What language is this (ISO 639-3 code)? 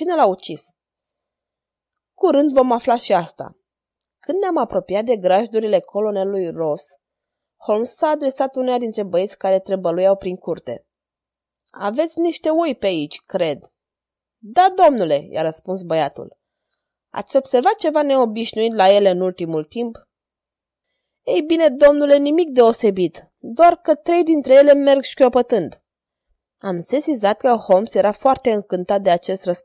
ron